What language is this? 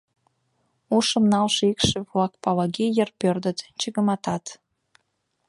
Mari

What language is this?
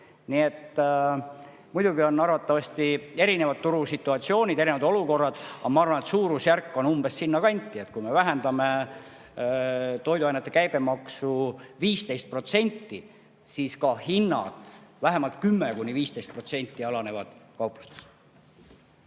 Estonian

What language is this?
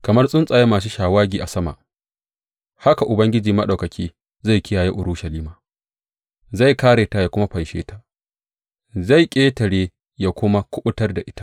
Hausa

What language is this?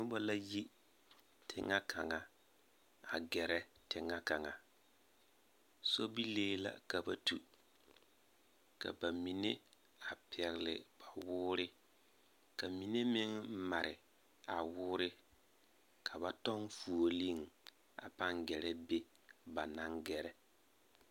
Southern Dagaare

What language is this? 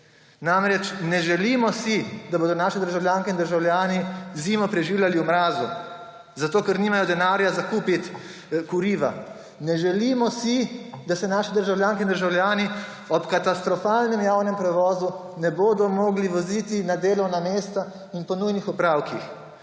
Slovenian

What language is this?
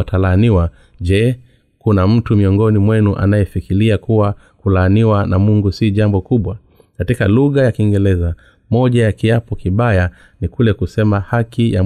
Swahili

